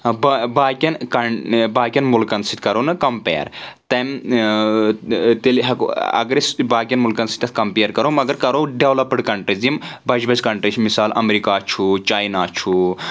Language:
Kashmiri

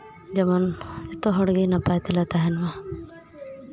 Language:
Santali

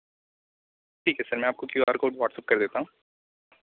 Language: Hindi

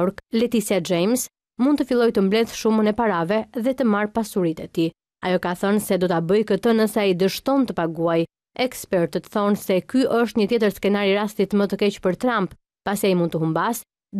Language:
Romanian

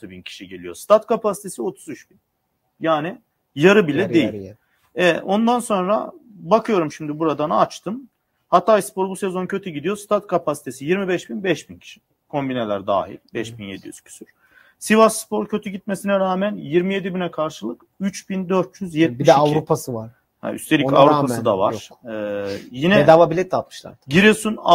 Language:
Turkish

